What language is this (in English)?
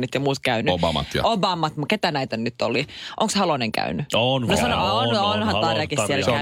Finnish